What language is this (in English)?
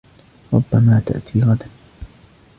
Arabic